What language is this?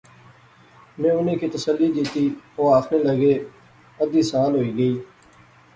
Pahari-Potwari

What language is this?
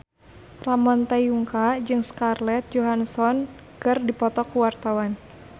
Sundanese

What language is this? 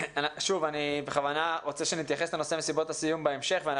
Hebrew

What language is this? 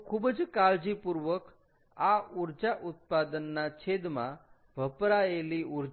Gujarati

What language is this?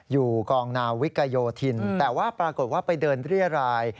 Thai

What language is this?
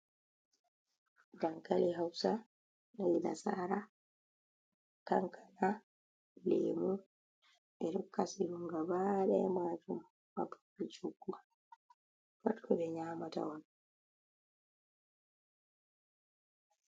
Fula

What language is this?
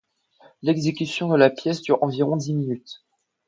French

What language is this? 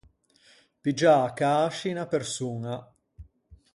Ligurian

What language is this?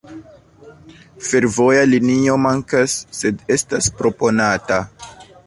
Esperanto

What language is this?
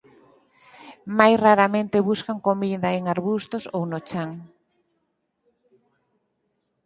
Galician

